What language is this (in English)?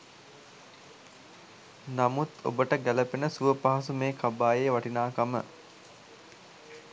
Sinhala